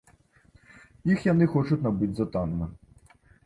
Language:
Belarusian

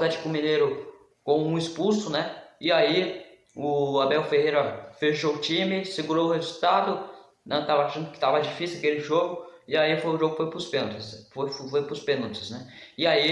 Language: Portuguese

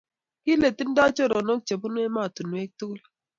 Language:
Kalenjin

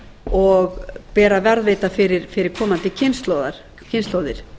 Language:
Icelandic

